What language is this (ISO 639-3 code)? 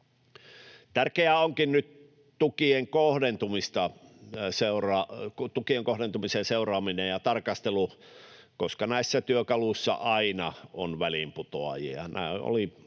fin